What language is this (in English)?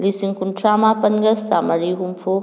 Manipuri